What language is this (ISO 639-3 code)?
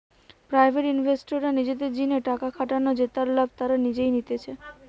ben